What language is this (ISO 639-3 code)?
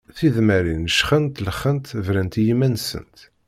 kab